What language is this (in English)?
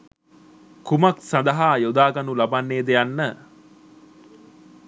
Sinhala